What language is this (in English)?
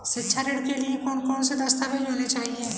Hindi